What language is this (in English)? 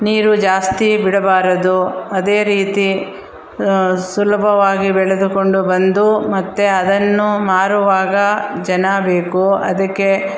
Kannada